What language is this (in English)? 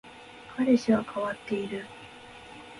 Japanese